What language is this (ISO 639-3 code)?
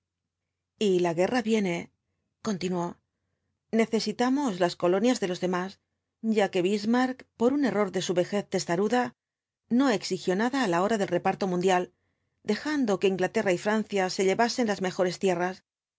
spa